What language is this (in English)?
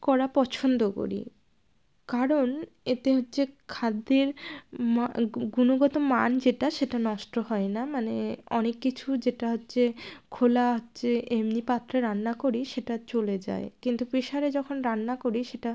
Bangla